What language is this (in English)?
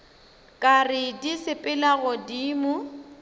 Northern Sotho